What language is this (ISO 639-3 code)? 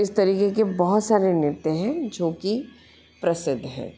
hin